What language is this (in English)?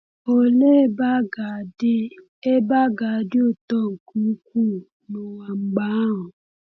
Igbo